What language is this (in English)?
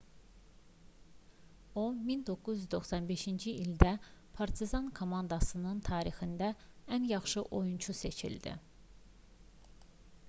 Azerbaijani